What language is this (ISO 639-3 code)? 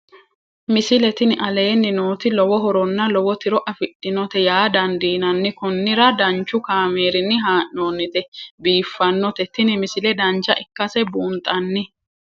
sid